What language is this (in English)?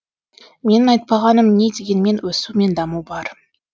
Kazakh